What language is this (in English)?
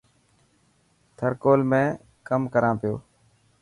Dhatki